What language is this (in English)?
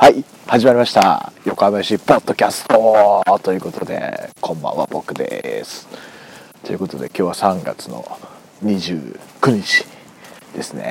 Japanese